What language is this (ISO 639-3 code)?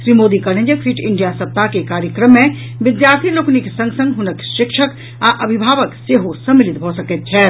mai